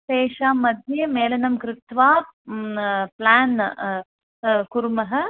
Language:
Sanskrit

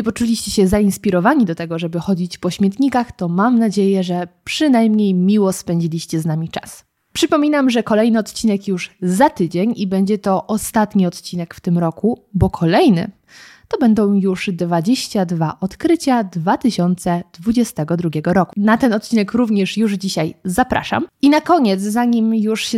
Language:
Polish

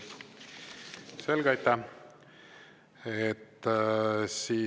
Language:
Estonian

